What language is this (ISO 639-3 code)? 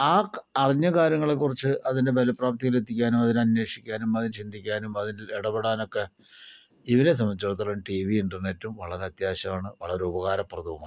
mal